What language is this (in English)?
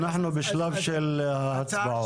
Hebrew